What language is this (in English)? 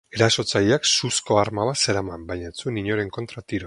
Basque